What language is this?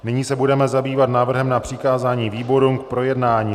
Czech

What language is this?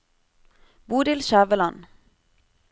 Norwegian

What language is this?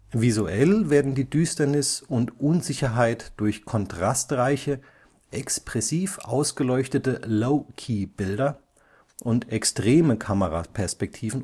German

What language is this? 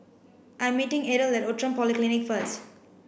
English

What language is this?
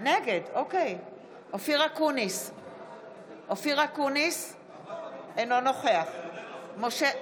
Hebrew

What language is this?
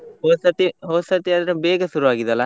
Kannada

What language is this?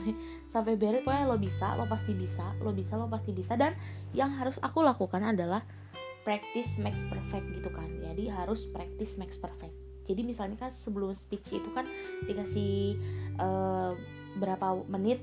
Indonesian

